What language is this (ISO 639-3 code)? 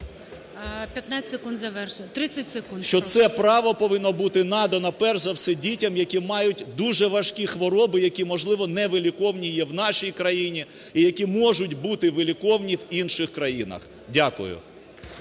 ukr